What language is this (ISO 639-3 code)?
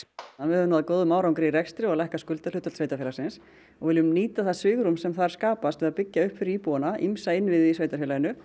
isl